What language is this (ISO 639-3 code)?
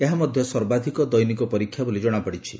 ori